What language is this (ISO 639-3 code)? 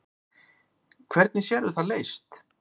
isl